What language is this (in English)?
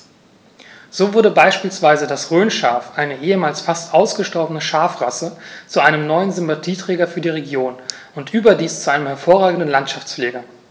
German